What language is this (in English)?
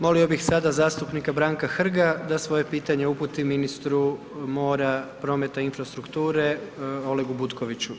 Croatian